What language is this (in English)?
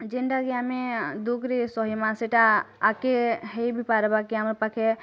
Odia